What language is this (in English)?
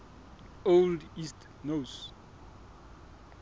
Southern Sotho